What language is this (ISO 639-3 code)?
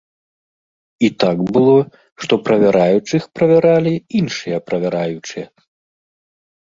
bel